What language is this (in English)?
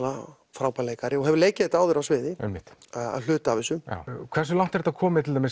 Icelandic